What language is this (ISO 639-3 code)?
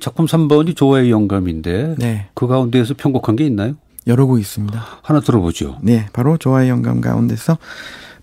kor